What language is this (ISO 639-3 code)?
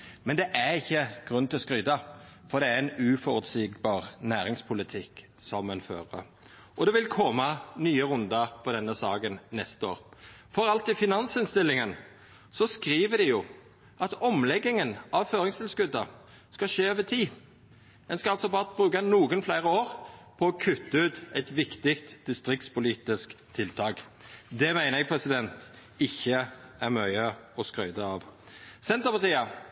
nno